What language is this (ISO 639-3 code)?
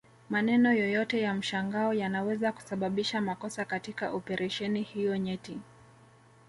swa